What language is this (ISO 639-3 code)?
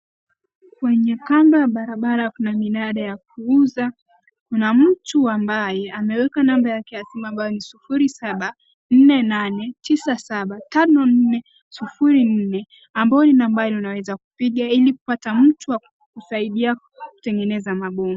swa